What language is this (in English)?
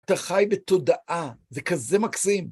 Hebrew